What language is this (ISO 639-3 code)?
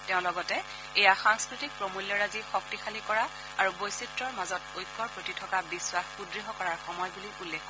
asm